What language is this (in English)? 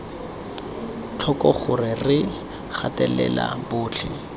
Tswana